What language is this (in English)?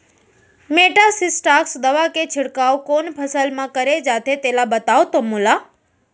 Chhattisgarhi